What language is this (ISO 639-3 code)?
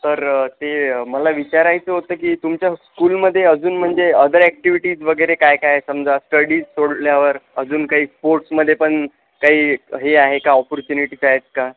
mar